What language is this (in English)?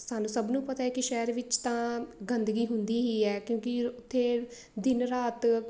Punjabi